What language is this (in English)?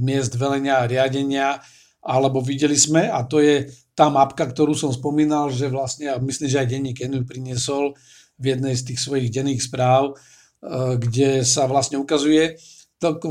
Slovak